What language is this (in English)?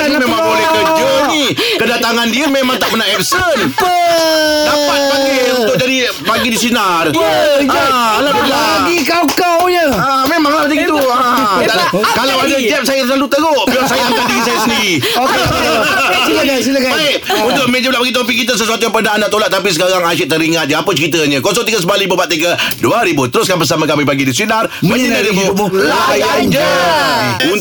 Malay